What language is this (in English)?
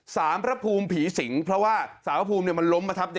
Thai